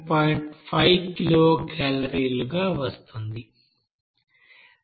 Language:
Telugu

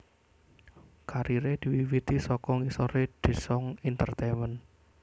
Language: Javanese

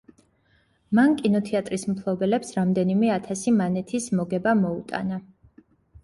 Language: Georgian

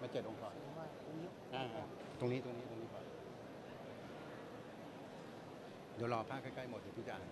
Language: Thai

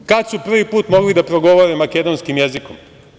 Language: Serbian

